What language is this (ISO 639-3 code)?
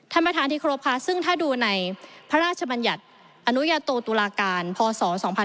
tha